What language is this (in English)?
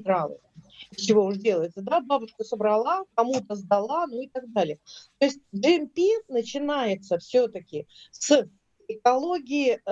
Russian